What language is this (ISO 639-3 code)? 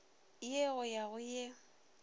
nso